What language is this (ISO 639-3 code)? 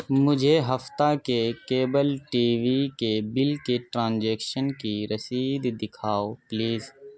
urd